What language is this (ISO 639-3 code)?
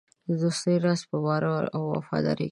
pus